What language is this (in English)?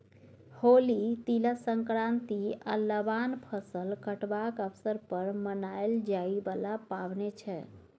Maithili